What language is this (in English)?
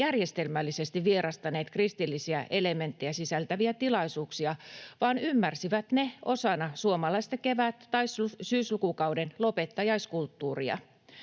Finnish